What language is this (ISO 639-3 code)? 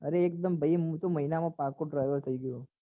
guj